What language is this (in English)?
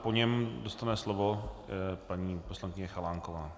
Czech